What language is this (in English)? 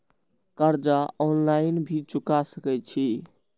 Maithili